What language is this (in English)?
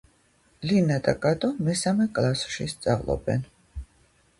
Georgian